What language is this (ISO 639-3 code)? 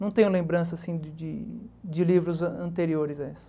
por